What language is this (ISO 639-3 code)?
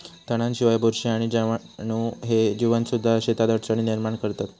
mar